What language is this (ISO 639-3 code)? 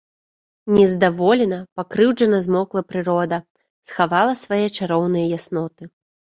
bel